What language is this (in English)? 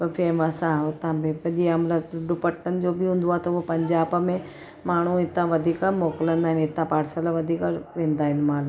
Sindhi